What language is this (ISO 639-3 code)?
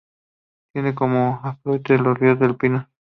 spa